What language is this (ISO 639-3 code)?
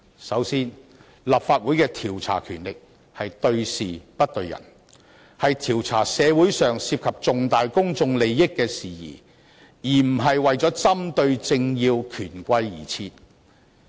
yue